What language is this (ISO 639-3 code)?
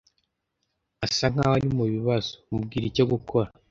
kin